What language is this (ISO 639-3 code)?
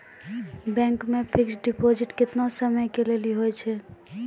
mai